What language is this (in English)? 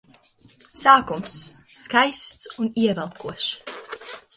Latvian